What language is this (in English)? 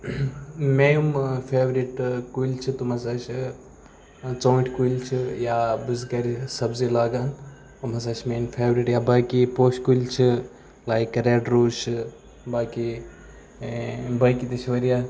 Kashmiri